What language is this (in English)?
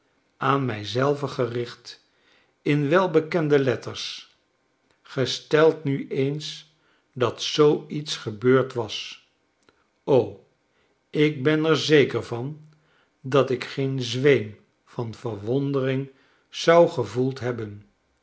Dutch